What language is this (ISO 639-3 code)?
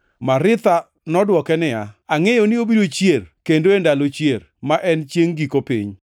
luo